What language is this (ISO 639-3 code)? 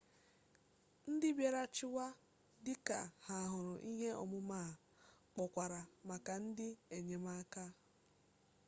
ibo